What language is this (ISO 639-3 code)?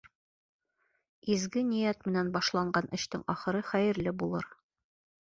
bak